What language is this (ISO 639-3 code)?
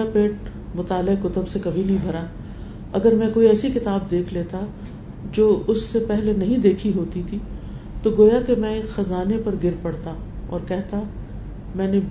urd